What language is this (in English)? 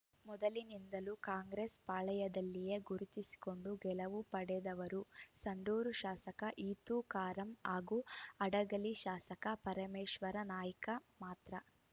Kannada